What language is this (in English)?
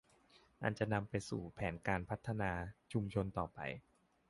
Thai